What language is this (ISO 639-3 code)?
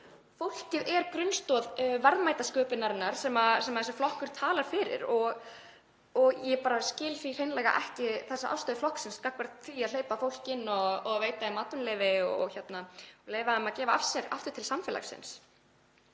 isl